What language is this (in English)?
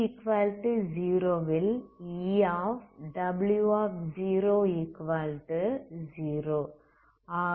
Tamil